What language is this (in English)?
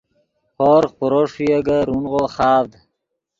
Yidgha